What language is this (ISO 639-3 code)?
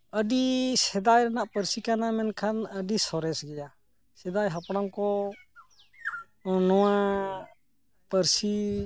sat